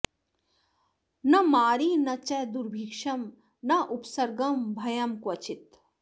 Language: Sanskrit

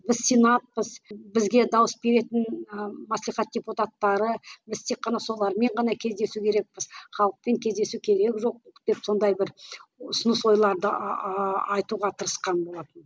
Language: Kazakh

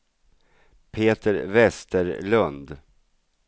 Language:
Swedish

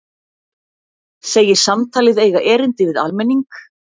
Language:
Icelandic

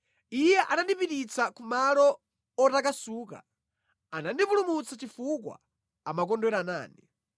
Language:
Nyanja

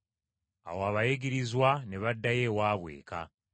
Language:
Ganda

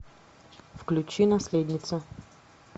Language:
Russian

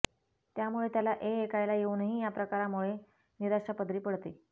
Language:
Marathi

